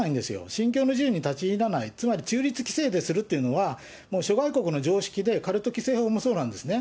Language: Japanese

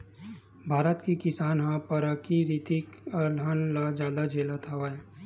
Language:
Chhattisgarhi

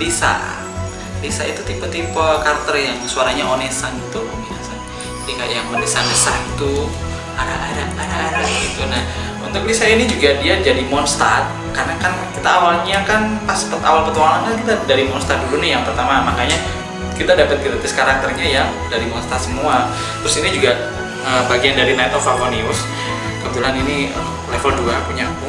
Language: Indonesian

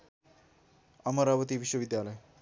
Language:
Nepali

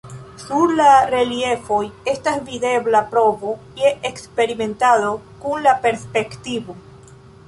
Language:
Esperanto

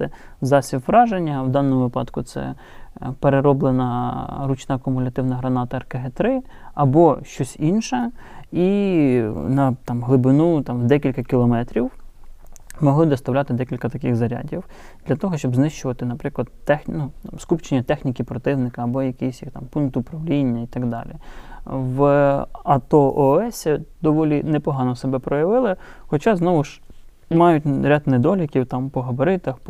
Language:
Ukrainian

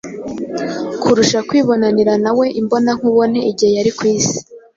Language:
Kinyarwanda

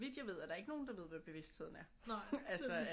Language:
Danish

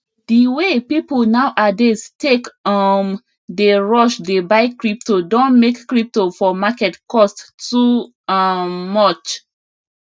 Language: Nigerian Pidgin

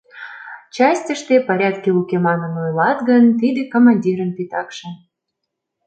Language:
Mari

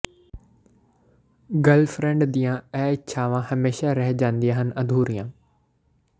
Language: Punjabi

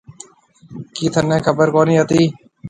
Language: Marwari (Pakistan)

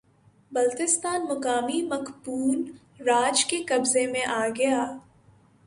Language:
Urdu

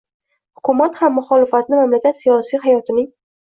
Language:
Uzbek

